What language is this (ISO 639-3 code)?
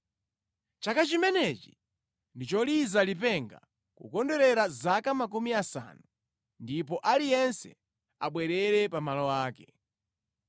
nya